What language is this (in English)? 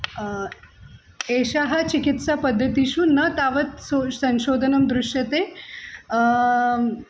Sanskrit